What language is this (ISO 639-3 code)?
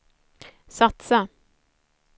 swe